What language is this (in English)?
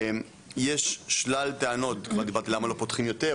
Hebrew